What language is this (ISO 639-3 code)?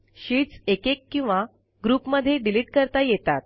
mar